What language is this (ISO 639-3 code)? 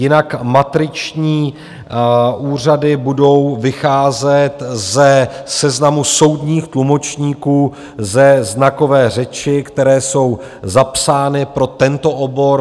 ces